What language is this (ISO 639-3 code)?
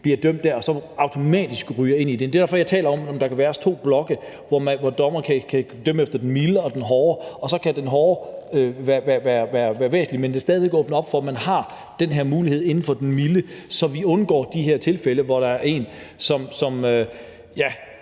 dan